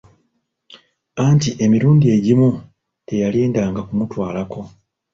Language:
Ganda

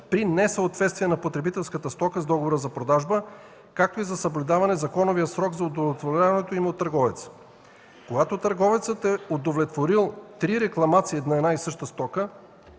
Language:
Bulgarian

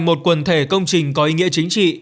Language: Vietnamese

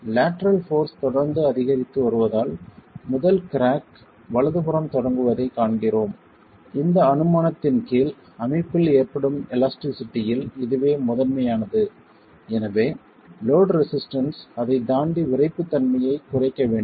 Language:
Tamil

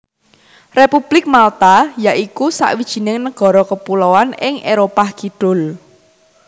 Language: Javanese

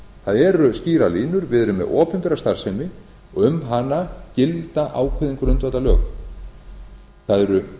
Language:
Icelandic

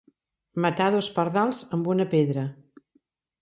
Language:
Catalan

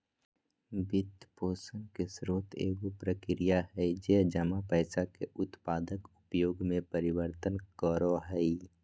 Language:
Magahi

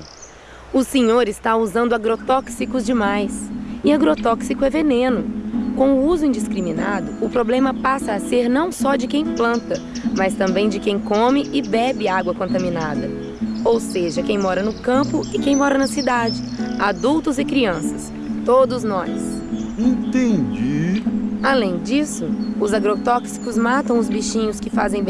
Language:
Portuguese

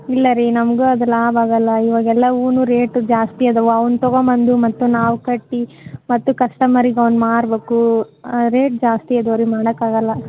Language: Kannada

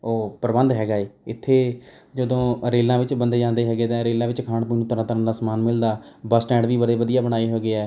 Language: Punjabi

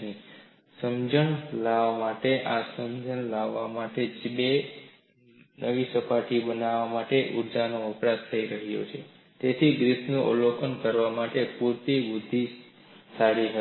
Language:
Gujarati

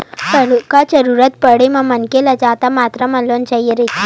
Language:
Chhattisgarhi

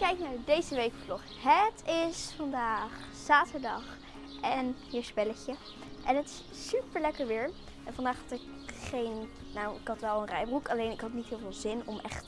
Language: Dutch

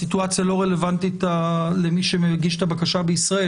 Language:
Hebrew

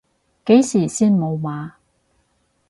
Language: Cantonese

